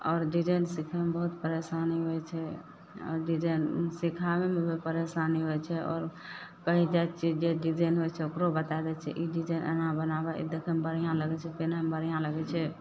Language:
Maithili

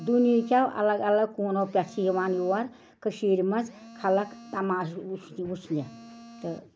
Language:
Kashmiri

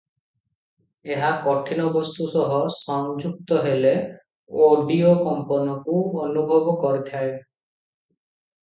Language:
Odia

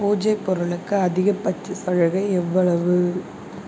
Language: Tamil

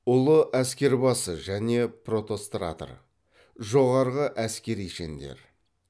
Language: Kazakh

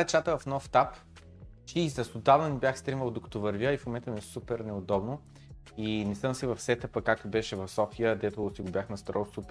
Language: Bulgarian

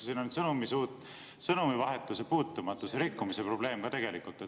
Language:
Estonian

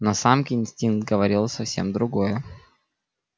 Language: Russian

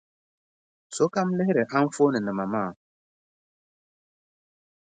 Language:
Dagbani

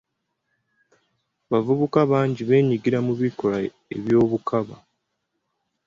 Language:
Ganda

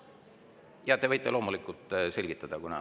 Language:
Estonian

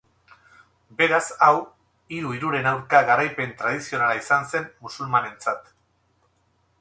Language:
Basque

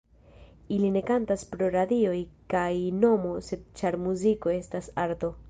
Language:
Esperanto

